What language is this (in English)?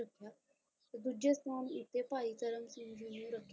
Punjabi